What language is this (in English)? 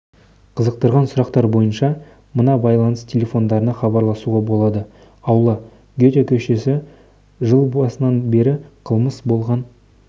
Kazakh